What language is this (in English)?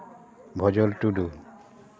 Santali